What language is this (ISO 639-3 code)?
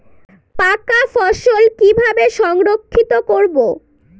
ben